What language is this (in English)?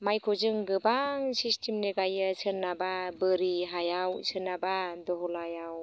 Bodo